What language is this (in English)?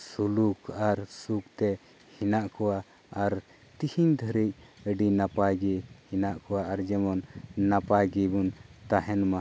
Santali